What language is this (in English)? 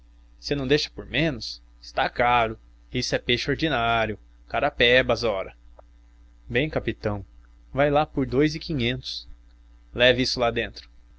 Portuguese